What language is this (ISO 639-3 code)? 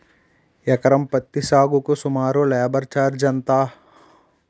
tel